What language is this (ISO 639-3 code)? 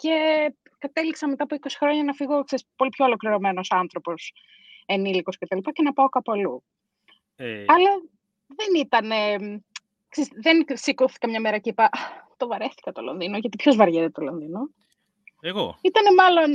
ell